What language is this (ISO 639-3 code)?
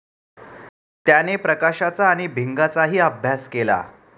mar